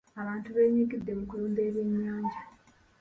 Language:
Ganda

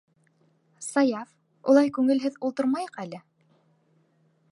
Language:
Bashkir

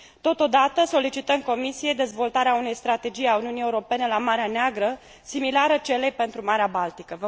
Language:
Romanian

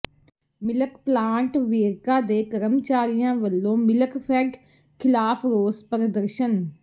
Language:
Punjabi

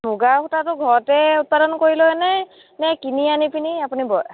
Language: Assamese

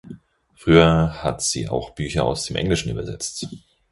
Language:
German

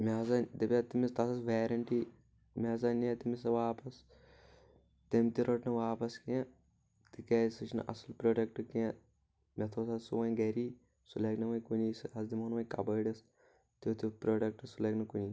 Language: Kashmiri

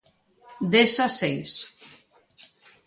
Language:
Galician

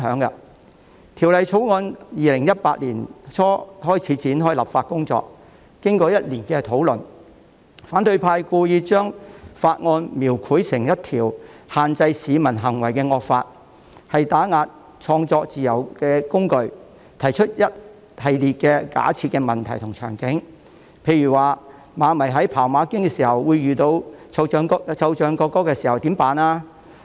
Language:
Cantonese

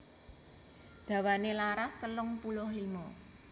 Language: Javanese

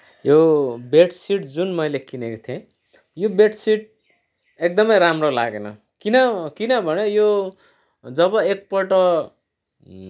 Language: Nepali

